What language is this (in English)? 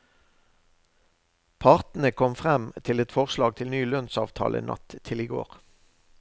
Norwegian